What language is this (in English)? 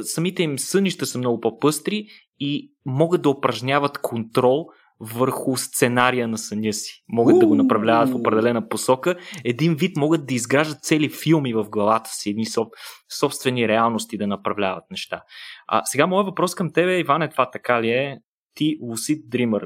Bulgarian